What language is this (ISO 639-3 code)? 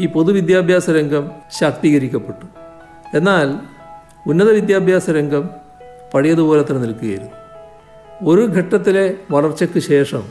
mal